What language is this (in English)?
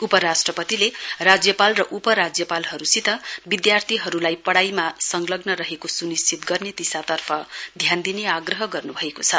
Nepali